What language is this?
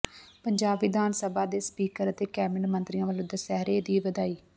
Punjabi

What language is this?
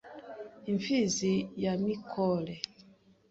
Kinyarwanda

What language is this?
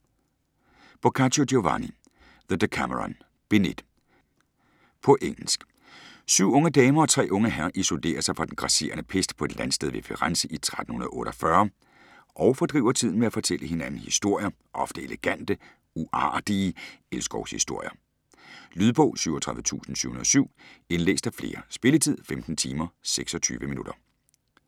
Danish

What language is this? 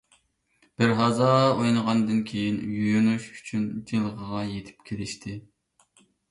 Uyghur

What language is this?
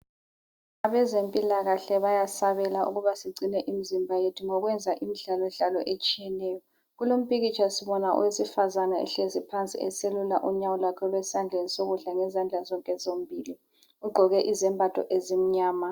North Ndebele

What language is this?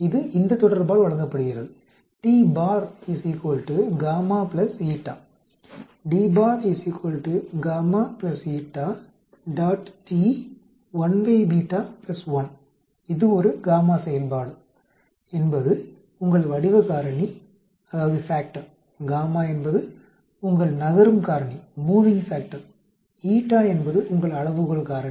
Tamil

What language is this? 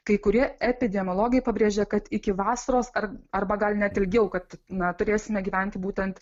Lithuanian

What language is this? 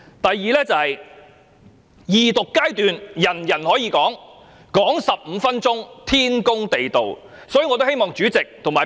Cantonese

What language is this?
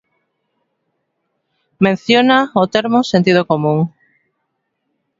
Galician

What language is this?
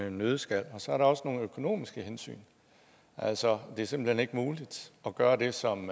Danish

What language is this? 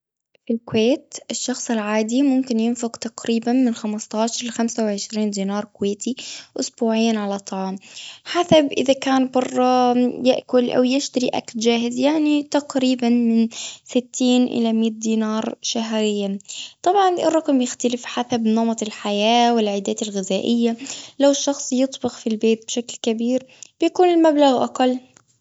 Gulf Arabic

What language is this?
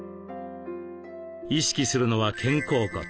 Japanese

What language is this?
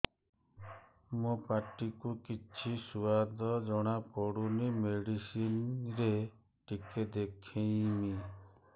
Odia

